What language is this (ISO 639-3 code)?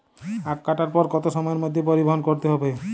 ben